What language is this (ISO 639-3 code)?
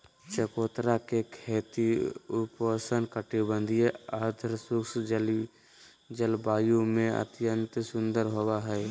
mag